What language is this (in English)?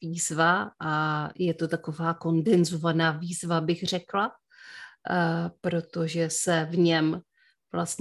Czech